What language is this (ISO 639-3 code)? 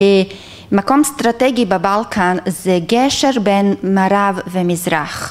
heb